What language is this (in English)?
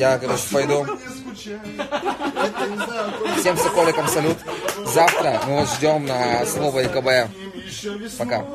Russian